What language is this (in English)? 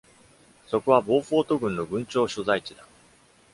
Japanese